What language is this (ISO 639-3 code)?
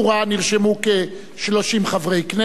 heb